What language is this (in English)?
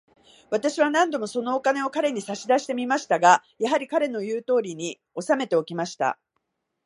Japanese